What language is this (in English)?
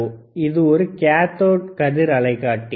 Tamil